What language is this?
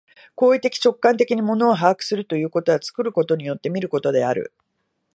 Japanese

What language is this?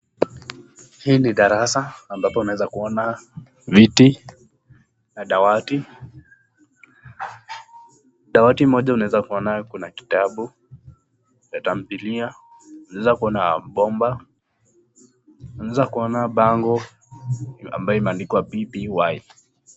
Swahili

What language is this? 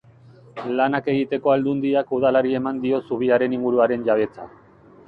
Basque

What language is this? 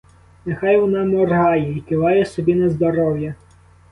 Ukrainian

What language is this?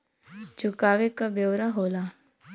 Bhojpuri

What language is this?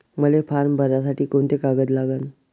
Marathi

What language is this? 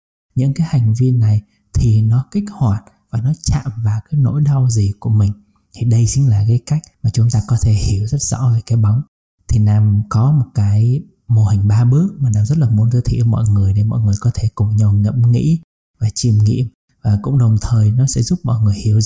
Vietnamese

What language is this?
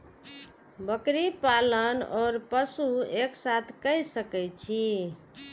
Maithili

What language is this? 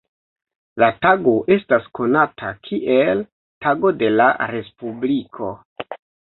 Esperanto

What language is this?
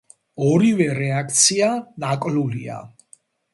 Georgian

